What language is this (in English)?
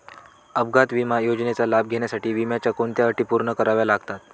Marathi